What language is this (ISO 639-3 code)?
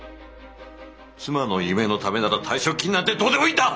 jpn